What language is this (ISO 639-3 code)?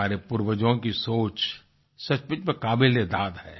hin